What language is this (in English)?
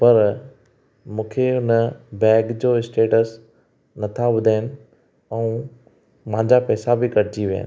Sindhi